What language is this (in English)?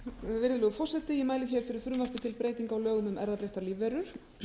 Icelandic